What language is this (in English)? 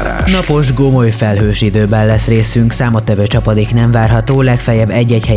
Hungarian